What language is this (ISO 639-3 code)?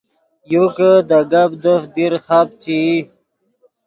ydg